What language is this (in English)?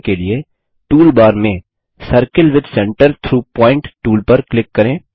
Hindi